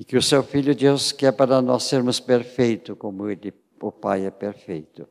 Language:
Portuguese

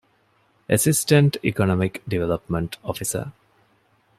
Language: Divehi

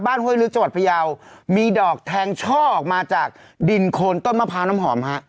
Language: Thai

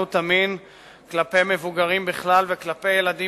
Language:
Hebrew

